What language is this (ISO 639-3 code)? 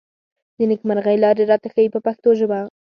pus